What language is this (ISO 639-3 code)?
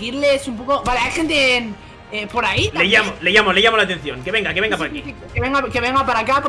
spa